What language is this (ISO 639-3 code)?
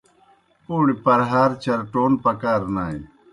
plk